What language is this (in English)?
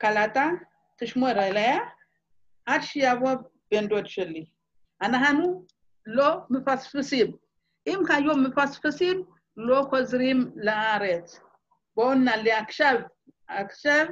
Hebrew